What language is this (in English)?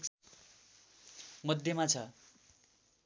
Nepali